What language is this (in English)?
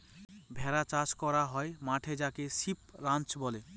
Bangla